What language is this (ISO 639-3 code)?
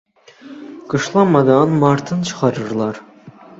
aze